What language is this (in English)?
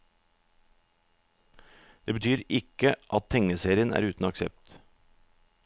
Norwegian